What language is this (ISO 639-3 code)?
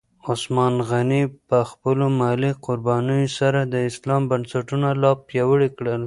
pus